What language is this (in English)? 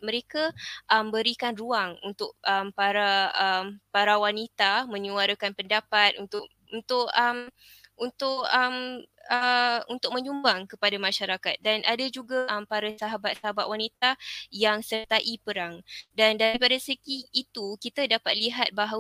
Malay